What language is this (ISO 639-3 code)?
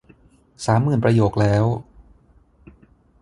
tha